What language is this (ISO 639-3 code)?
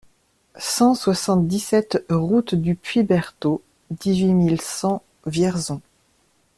fra